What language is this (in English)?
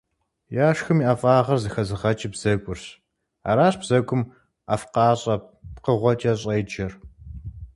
Kabardian